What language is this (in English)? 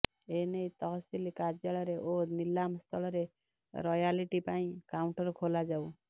Odia